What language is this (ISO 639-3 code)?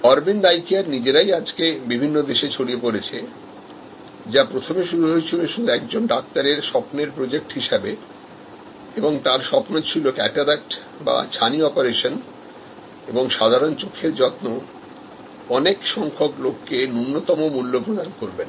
ben